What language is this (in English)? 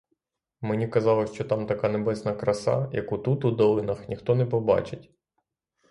Ukrainian